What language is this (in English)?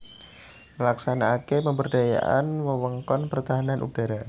Javanese